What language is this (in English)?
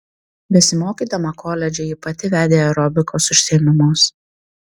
Lithuanian